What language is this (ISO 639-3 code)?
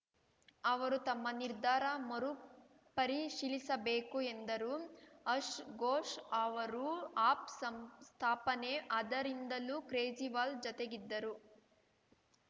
kan